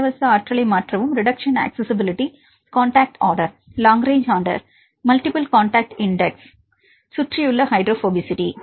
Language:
Tamil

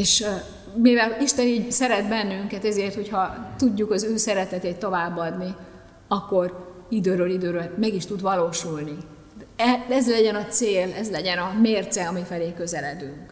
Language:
Hungarian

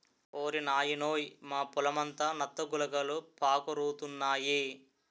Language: Telugu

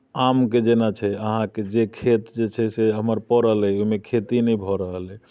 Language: Maithili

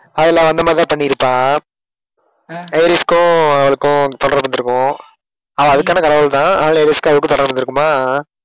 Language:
Tamil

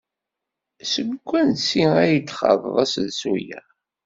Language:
Kabyle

